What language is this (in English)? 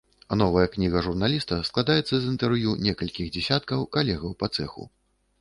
Belarusian